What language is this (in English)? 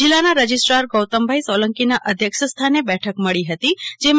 Gujarati